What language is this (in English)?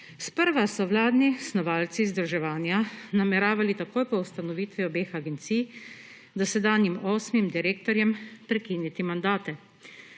Slovenian